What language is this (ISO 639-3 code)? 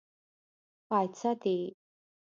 pus